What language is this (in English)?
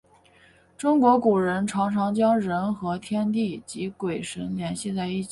Chinese